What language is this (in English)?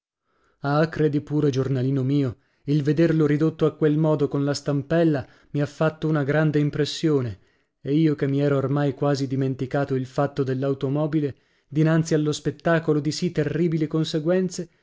Italian